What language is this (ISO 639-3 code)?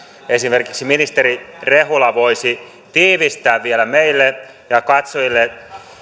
fin